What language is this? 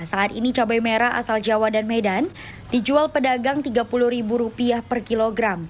Indonesian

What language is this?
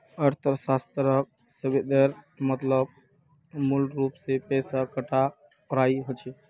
Magahi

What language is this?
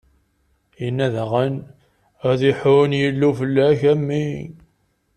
Kabyle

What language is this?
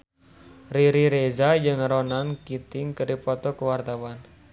Sundanese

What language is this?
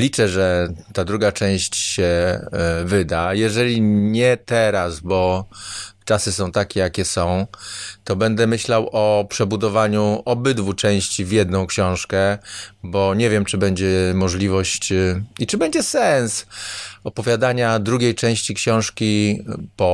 Polish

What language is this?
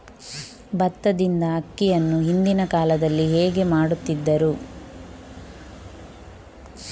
Kannada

